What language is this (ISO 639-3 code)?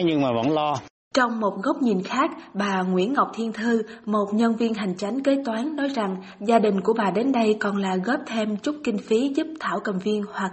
vie